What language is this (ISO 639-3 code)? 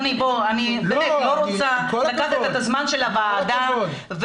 heb